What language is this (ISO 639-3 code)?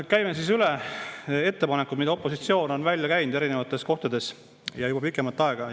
est